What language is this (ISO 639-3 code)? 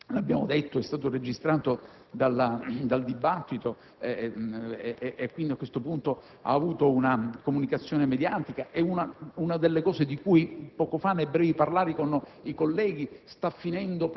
ita